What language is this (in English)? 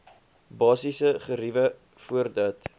Afrikaans